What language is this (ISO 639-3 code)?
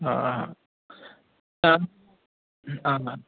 snd